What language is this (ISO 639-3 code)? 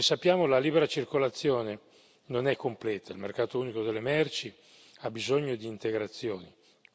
ita